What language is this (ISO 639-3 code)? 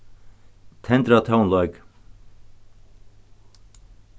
fao